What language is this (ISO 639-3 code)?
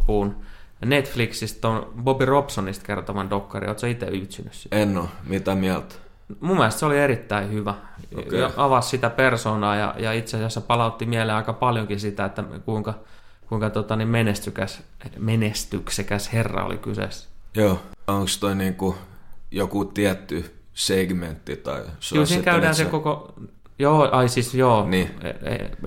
fin